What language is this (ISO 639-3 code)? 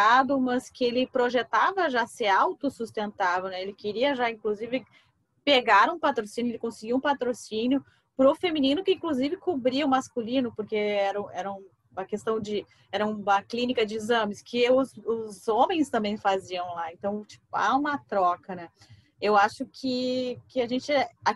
por